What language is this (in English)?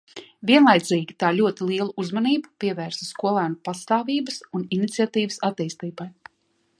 Latvian